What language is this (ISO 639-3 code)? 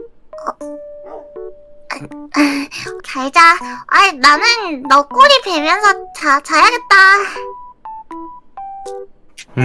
kor